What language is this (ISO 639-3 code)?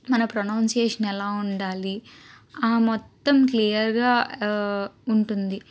tel